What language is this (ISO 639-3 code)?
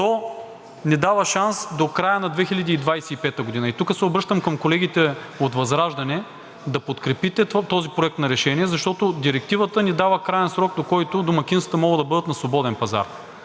bul